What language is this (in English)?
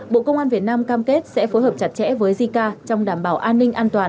Vietnamese